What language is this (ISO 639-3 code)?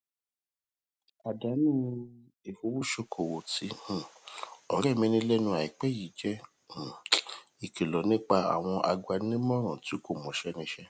yor